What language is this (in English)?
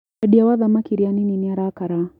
Kikuyu